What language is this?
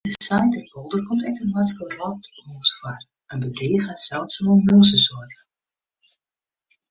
Western Frisian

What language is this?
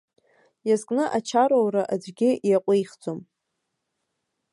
Abkhazian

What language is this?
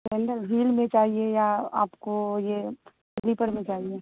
Urdu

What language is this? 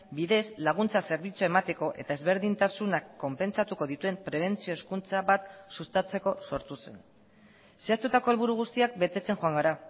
Basque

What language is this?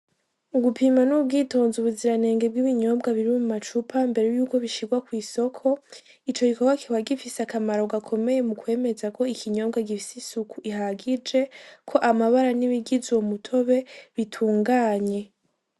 Rundi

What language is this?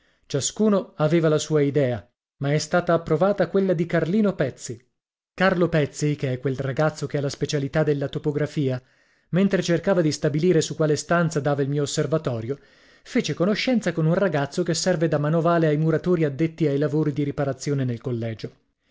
Italian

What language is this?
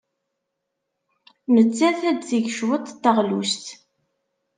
Kabyle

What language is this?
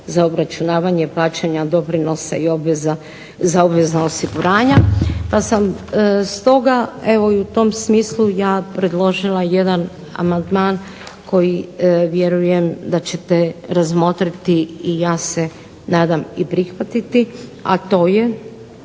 Croatian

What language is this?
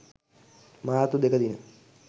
Sinhala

